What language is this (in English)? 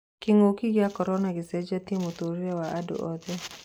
Kikuyu